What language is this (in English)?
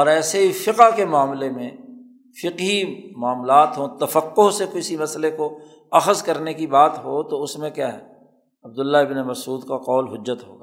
Urdu